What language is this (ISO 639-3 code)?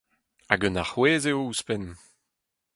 bre